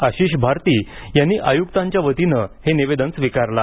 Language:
Marathi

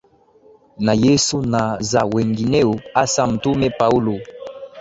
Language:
Swahili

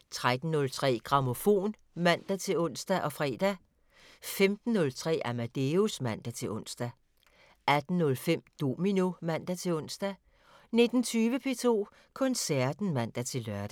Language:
Danish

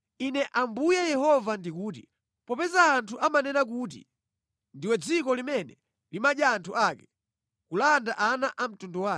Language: Nyanja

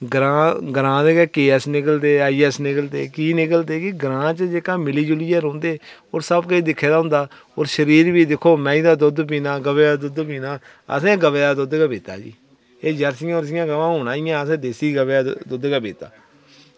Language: Dogri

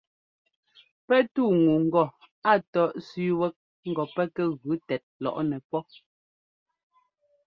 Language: Ngomba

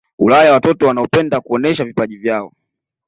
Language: Swahili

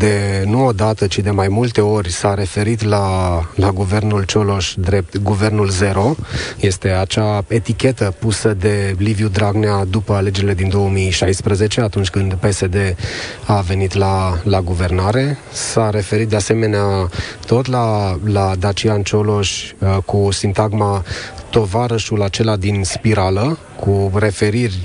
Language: Romanian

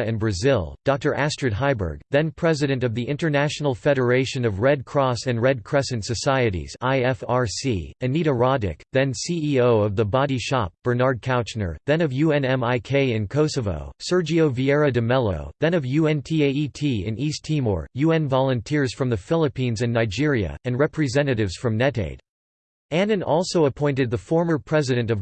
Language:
English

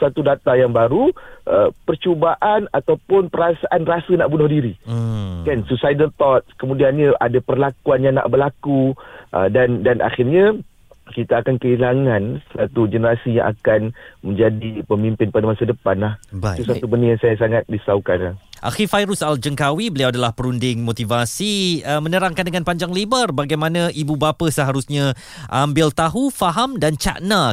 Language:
Malay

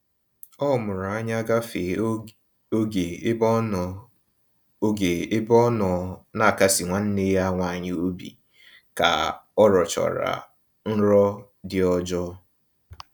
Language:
Igbo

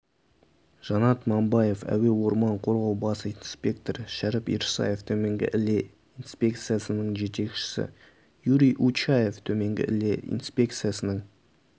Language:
Kazakh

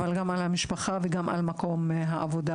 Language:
Hebrew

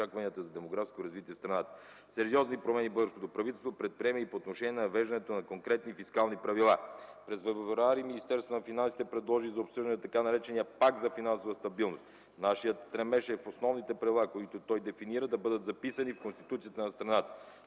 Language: Bulgarian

